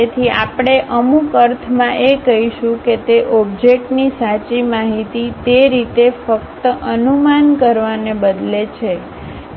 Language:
Gujarati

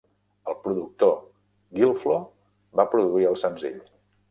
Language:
Catalan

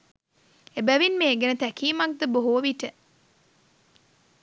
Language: Sinhala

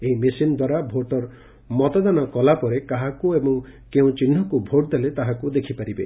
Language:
Odia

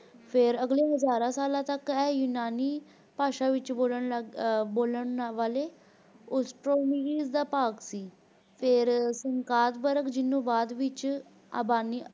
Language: Punjabi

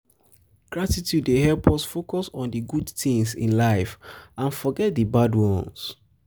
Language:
Nigerian Pidgin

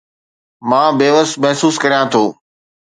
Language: Sindhi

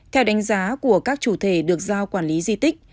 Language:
Vietnamese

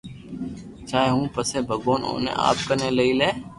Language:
Loarki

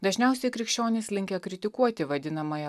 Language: Lithuanian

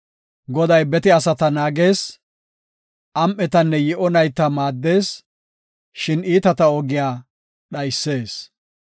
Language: Gofa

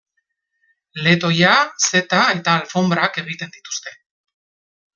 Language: Basque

